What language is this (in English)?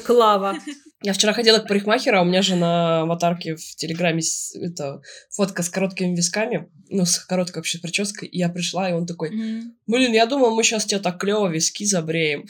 Russian